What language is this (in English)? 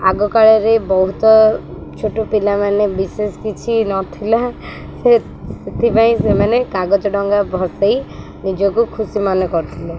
Odia